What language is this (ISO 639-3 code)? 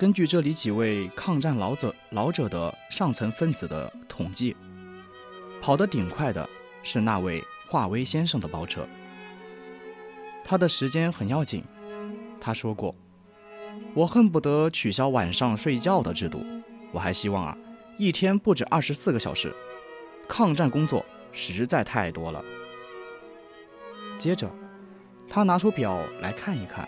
zho